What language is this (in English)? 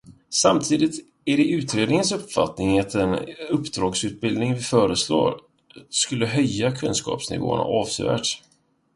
Swedish